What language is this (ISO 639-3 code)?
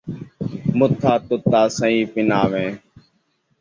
skr